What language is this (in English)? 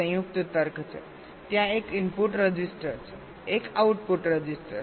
Gujarati